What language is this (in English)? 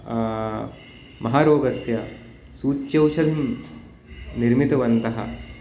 Sanskrit